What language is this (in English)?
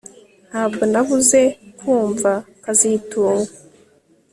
Kinyarwanda